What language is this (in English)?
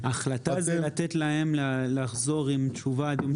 Hebrew